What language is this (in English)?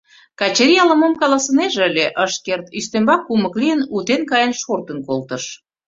Mari